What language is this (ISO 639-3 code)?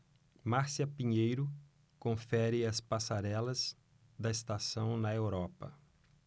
por